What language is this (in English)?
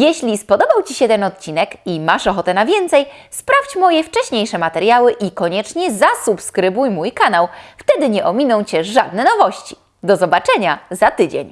Polish